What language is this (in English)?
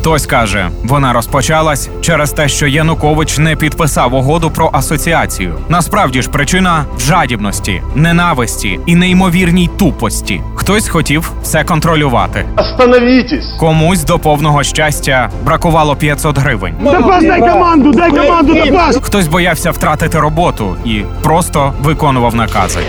Ukrainian